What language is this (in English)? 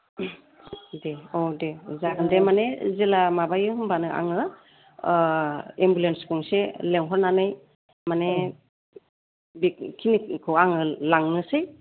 Bodo